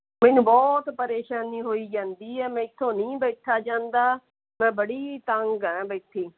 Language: Punjabi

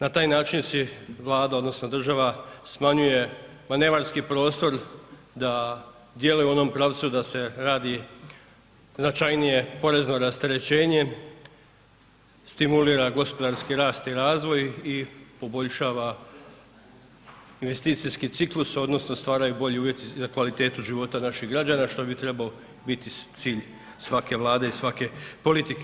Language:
Croatian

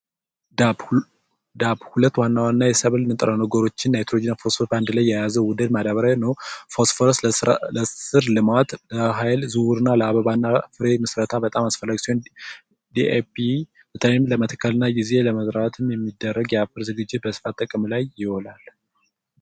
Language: Amharic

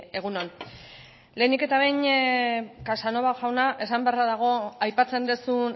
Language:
Basque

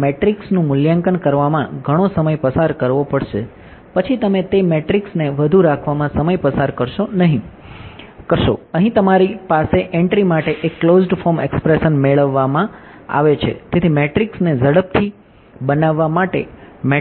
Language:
Gujarati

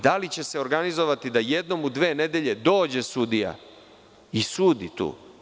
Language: Serbian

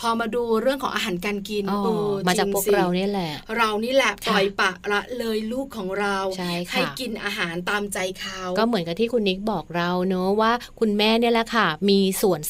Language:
Thai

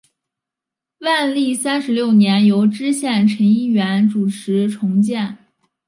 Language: Chinese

